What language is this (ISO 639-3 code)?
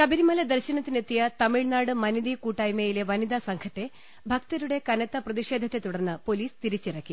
mal